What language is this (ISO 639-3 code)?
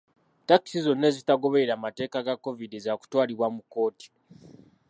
lug